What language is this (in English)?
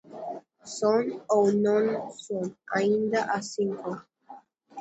Galician